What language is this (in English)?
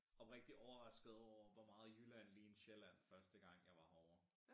Danish